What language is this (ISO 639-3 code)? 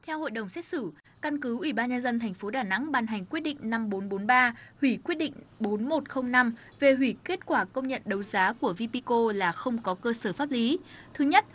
vie